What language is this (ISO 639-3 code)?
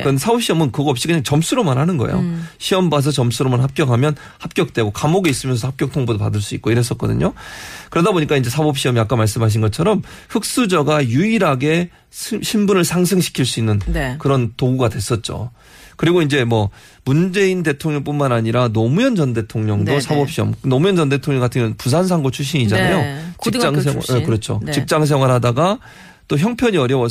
kor